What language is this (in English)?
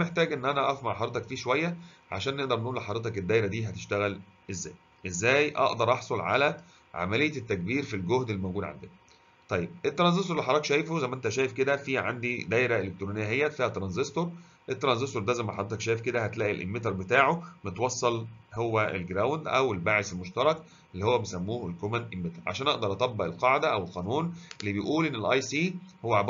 Arabic